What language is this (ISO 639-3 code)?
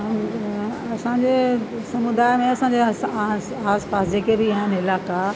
snd